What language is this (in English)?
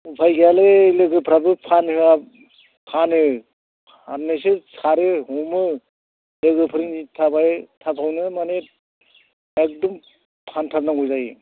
Bodo